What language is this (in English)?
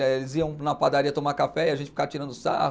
Portuguese